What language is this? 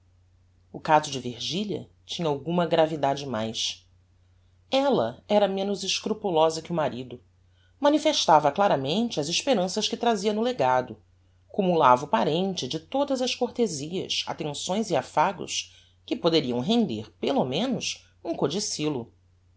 Portuguese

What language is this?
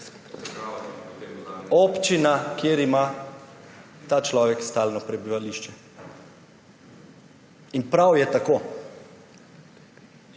Slovenian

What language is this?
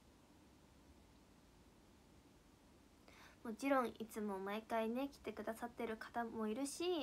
Japanese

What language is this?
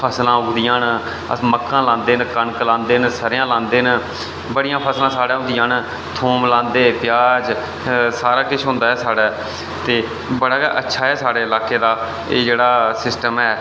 Dogri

